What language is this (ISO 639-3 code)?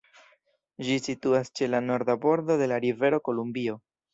epo